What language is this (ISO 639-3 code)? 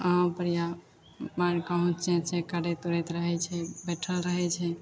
mai